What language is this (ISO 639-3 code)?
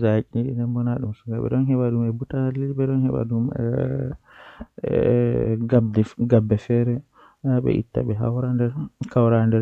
fuh